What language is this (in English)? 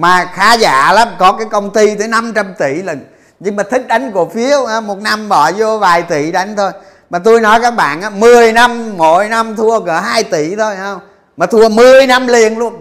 Vietnamese